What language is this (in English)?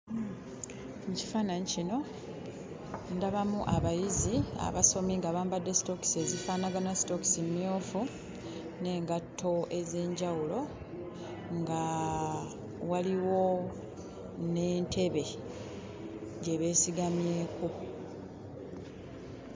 Ganda